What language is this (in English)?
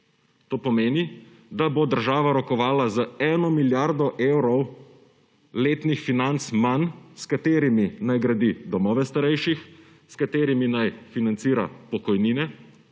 Slovenian